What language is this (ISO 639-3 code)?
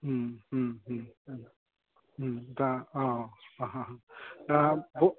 brx